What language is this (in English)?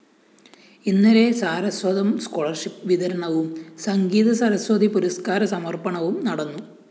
Malayalam